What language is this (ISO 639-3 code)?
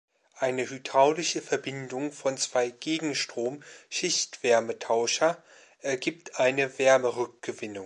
deu